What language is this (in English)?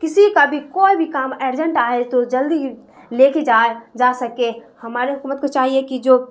Urdu